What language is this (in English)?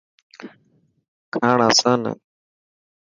Dhatki